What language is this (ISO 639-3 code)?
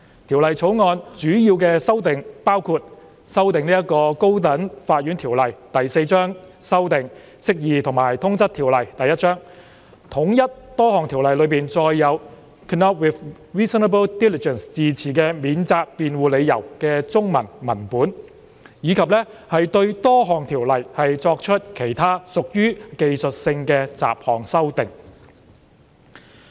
yue